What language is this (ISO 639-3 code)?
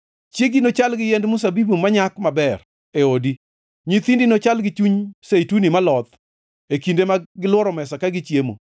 luo